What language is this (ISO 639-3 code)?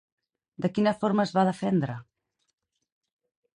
cat